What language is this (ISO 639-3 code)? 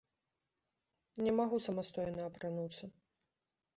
bel